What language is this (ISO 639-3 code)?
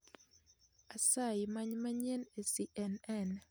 luo